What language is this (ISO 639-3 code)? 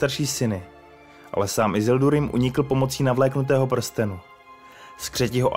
ces